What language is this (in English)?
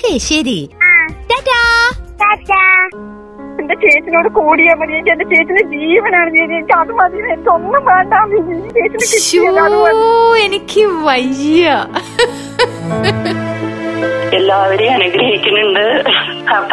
Malayalam